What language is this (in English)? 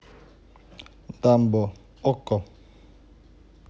Russian